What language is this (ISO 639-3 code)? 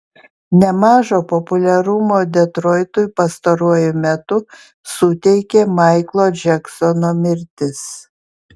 lit